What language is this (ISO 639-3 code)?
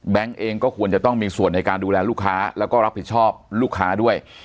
tha